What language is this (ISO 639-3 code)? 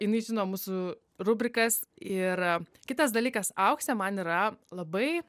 lit